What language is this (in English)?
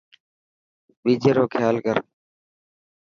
Dhatki